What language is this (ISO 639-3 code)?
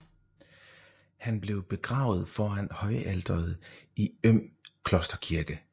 dan